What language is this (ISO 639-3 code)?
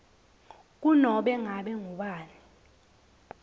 ssw